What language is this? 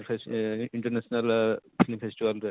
Odia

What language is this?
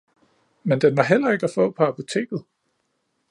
Danish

